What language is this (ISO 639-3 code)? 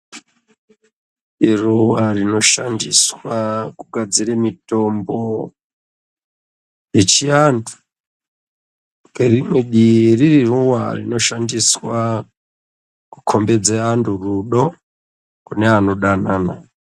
ndc